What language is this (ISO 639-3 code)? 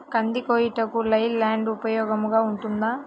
tel